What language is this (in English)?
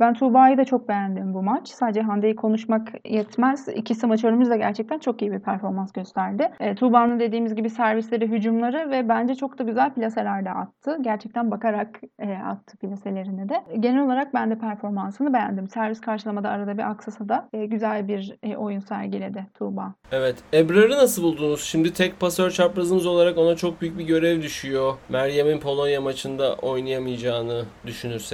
Turkish